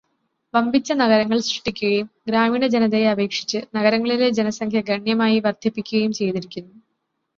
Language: Malayalam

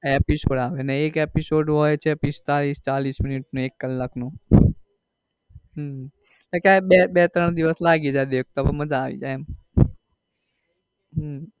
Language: Gujarati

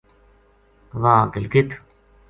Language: Gujari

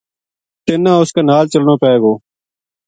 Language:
Gujari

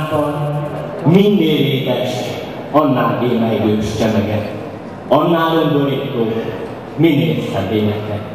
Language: Hungarian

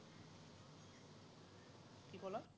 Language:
Assamese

